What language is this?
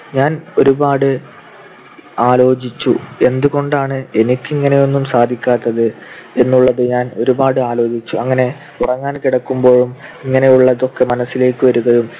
Malayalam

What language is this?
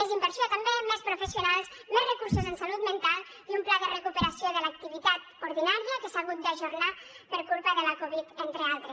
Catalan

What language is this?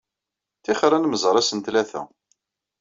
Kabyle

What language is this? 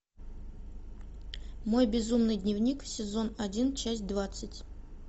Russian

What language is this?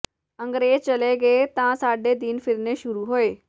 Punjabi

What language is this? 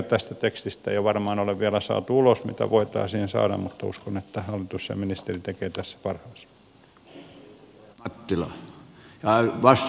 Finnish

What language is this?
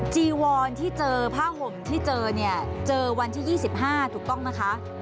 Thai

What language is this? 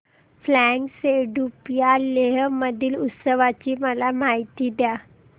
Marathi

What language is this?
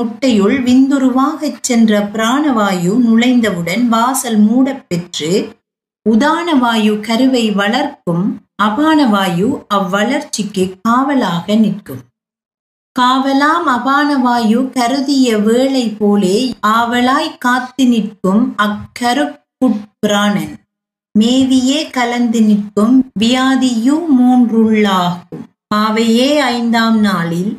Tamil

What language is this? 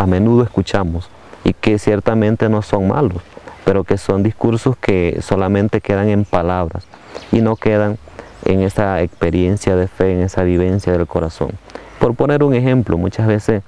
Spanish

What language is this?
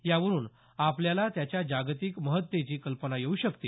Marathi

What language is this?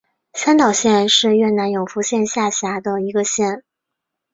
Chinese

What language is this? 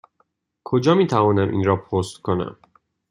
Persian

